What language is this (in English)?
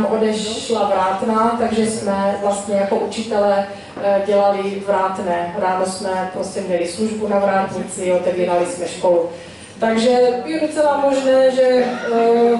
Czech